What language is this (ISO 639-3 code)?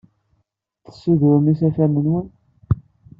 kab